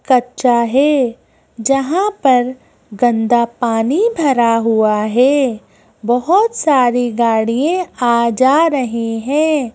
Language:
Hindi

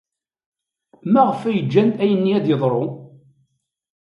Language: Kabyle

